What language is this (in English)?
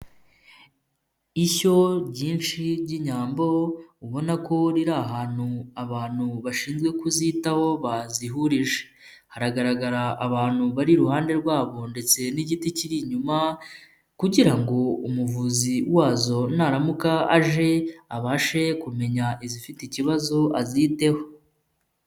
Kinyarwanda